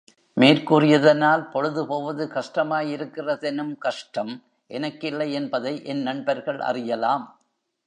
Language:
Tamil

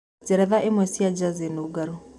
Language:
Kikuyu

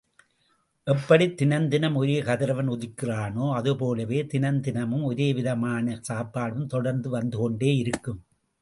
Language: Tamil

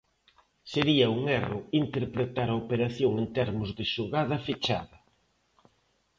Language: Galician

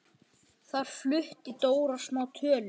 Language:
Icelandic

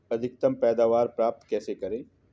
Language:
Hindi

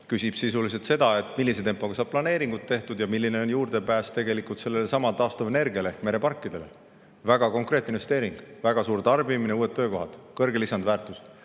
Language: Estonian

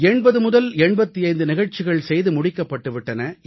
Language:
Tamil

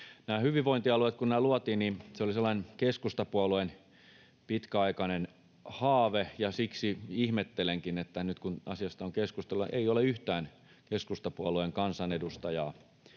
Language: Finnish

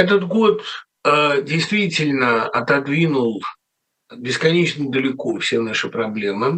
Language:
Russian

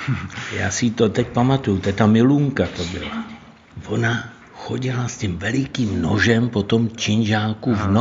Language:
Czech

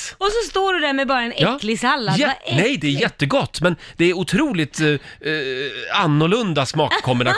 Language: Swedish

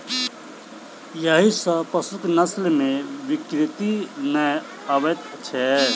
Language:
Maithili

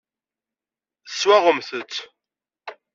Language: Kabyle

